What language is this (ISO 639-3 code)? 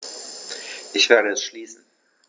deu